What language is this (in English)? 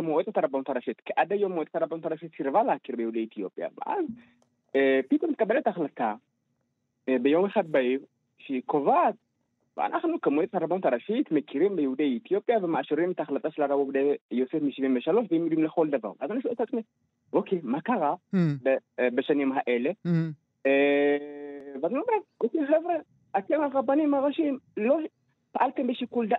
Hebrew